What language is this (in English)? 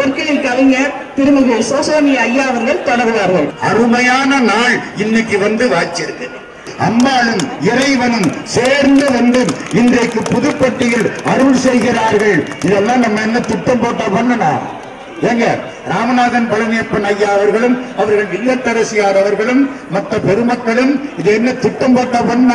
Tamil